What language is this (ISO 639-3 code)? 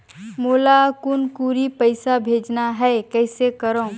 hne